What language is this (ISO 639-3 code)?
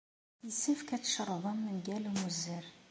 kab